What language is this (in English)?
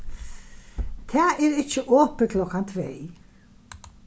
Faroese